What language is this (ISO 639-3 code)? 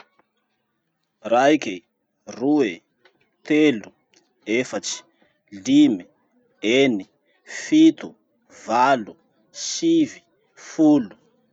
msh